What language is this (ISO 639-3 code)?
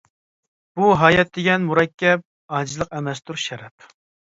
uig